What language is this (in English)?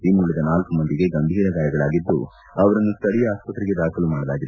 Kannada